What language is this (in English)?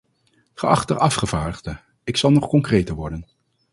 Dutch